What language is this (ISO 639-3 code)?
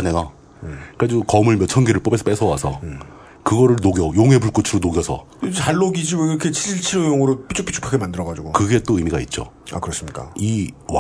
kor